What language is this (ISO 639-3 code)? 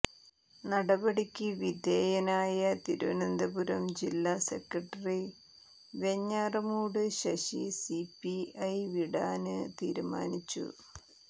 mal